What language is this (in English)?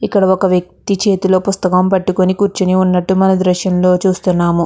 Telugu